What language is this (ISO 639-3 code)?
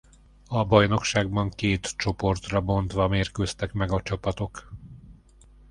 hun